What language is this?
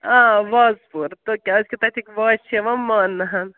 Kashmiri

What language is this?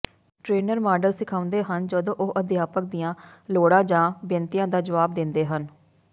Punjabi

